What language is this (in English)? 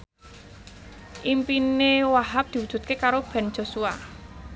Javanese